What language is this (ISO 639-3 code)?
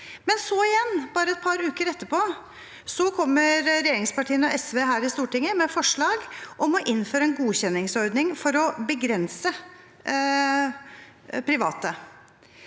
nor